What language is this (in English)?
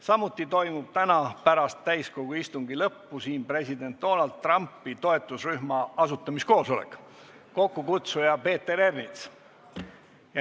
Estonian